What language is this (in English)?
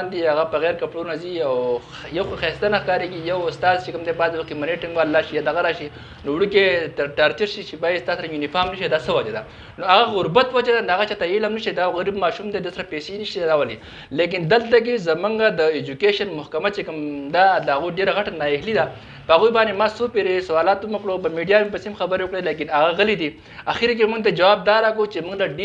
Pashto